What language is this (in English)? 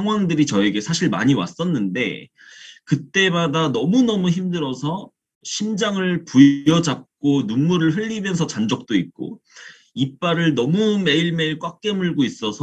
Korean